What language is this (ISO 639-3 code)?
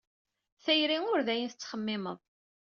kab